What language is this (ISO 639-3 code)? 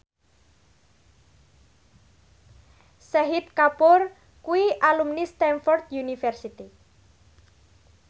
jav